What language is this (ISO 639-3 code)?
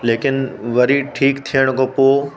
snd